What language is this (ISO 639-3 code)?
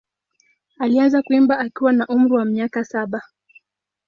swa